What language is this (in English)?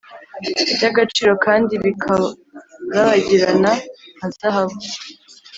Kinyarwanda